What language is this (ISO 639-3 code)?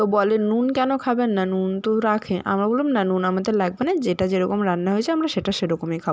ben